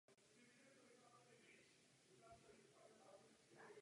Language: Czech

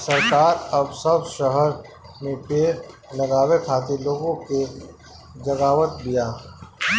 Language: Bhojpuri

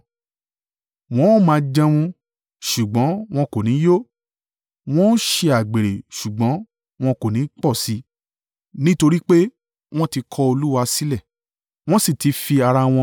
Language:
Yoruba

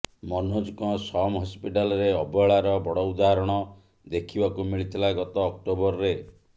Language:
Odia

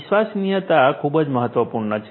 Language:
Gujarati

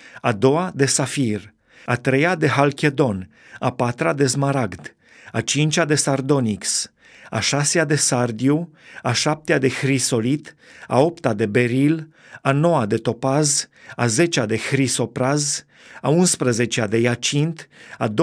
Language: Romanian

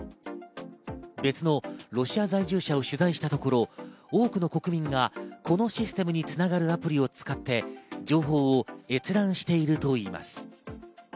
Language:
Japanese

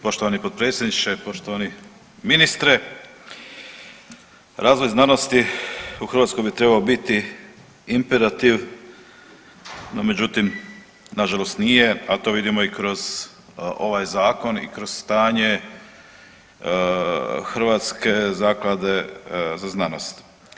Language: Croatian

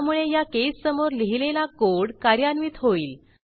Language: Marathi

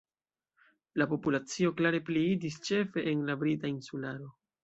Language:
Esperanto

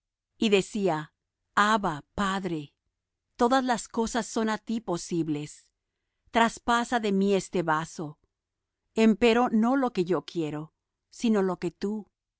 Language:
Spanish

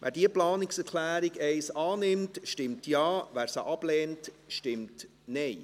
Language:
Swiss German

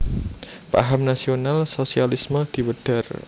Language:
Javanese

